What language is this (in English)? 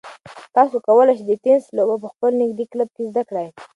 Pashto